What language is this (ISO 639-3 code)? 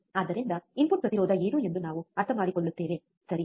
kan